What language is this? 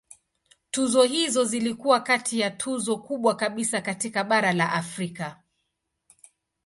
Swahili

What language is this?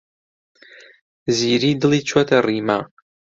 Central Kurdish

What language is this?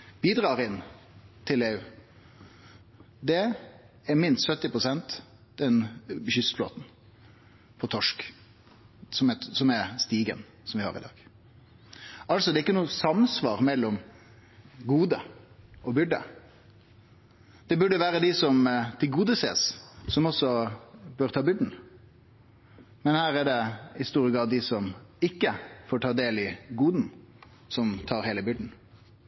Norwegian Nynorsk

